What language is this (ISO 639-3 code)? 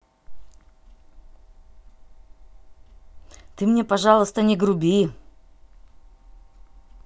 rus